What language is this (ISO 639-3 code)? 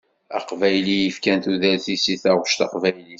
kab